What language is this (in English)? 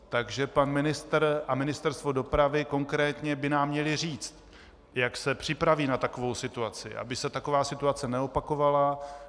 Czech